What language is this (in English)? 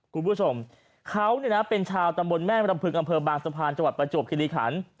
Thai